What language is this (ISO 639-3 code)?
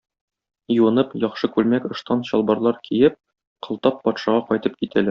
tat